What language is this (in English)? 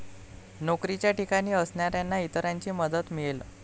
Marathi